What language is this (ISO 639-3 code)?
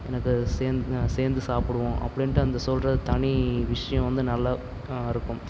tam